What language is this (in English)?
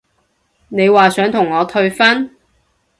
Cantonese